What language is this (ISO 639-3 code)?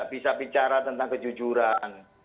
ind